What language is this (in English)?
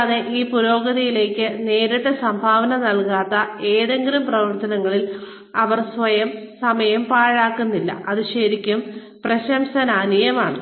Malayalam